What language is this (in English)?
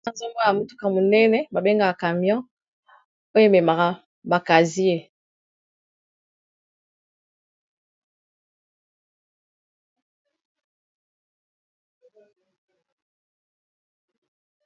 Lingala